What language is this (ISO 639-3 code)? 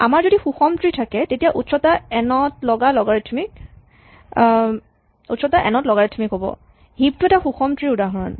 asm